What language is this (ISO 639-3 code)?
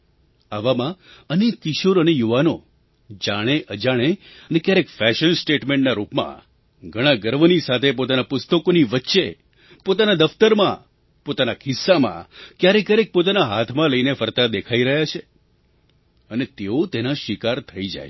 guj